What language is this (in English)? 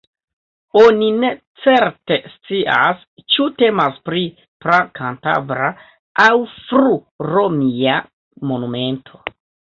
Esperanto